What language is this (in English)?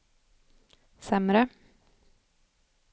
Swedish